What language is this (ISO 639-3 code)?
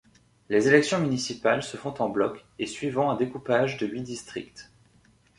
fra